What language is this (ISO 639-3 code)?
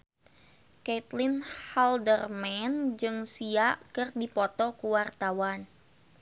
sun